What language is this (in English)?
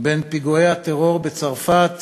Hebrew